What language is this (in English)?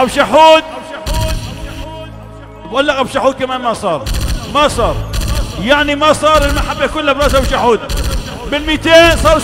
Arabic